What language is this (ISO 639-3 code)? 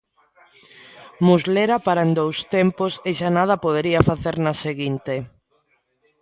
glg